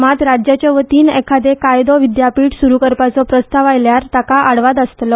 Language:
Konkani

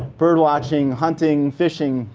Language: English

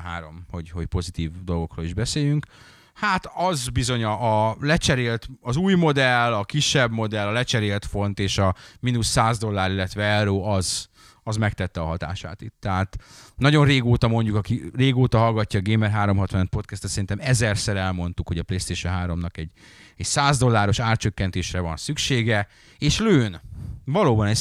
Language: Hungarian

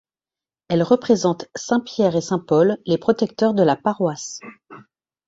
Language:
French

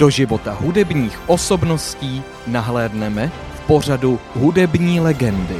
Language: Czech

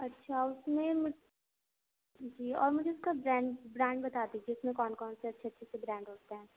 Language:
Urdu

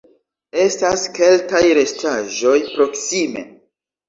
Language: Esperanto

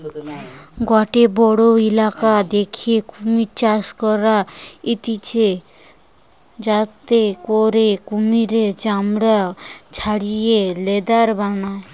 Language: Bangla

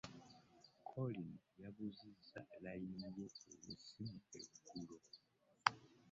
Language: Ganda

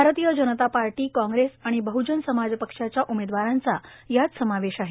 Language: Marathi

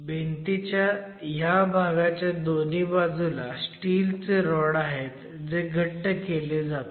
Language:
Marathi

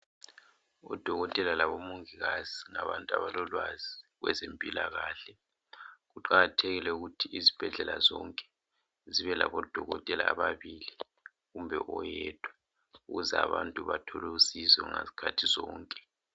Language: North Ndebele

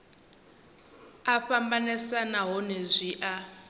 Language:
Venda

